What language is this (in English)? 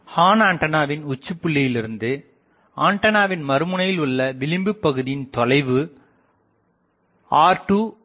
Tamil